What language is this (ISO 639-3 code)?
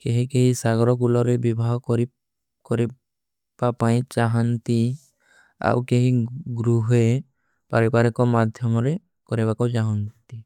uki